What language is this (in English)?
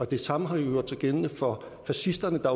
Danish